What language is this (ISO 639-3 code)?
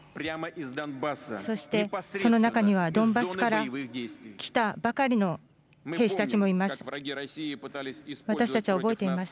jpn